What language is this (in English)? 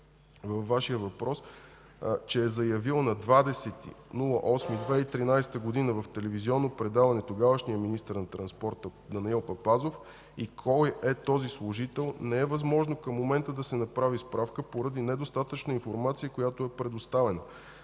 Bulgarian